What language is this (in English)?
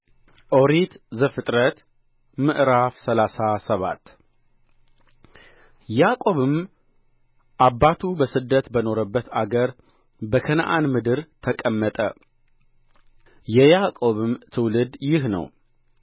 Amharic